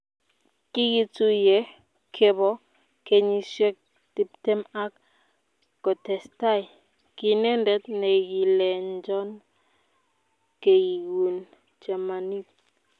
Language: Kalenjin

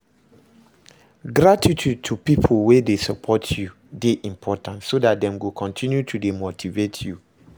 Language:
Nigerian Pidgin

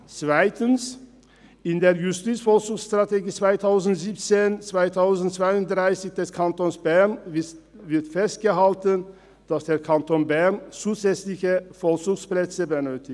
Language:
Swiss German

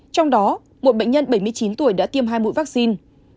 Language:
Vietnamese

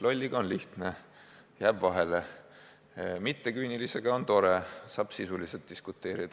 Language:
Estonian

